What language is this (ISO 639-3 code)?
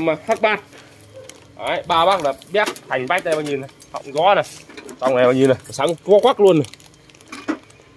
vie